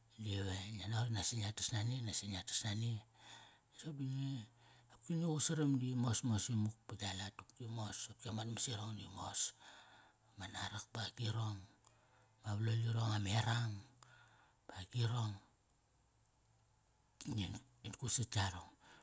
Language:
Kairak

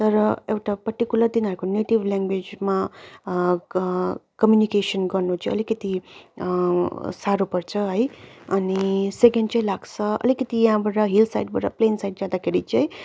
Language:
Nepali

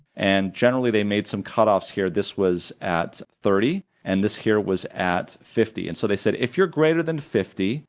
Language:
English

